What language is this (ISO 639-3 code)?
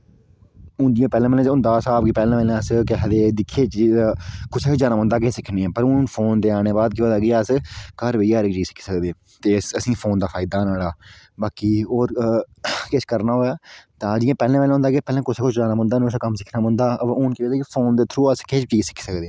doi